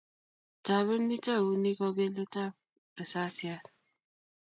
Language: Kalenjin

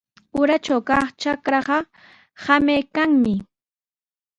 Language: Sihuas Ancash Quechua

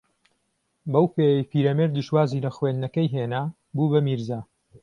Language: Central Kurdish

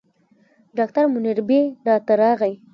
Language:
Pashto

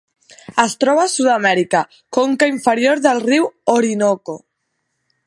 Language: Catalan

